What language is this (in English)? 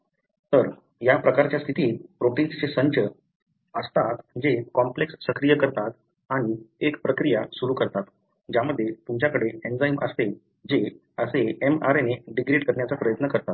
Marathi